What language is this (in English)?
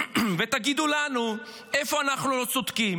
Hebrew